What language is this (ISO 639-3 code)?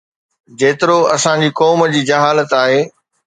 snd